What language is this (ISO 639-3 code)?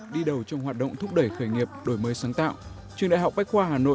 vie